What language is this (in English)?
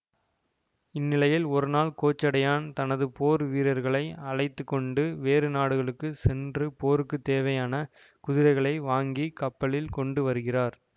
Tamil